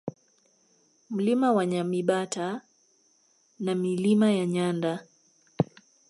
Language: Swahili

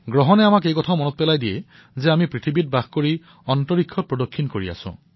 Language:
Assamese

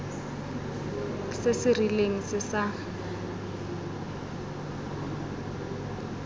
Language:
Tswana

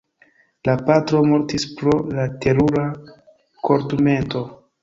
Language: Esperanto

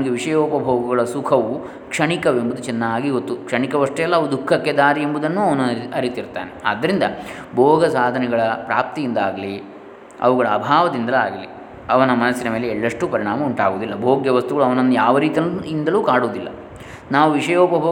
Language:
Kannada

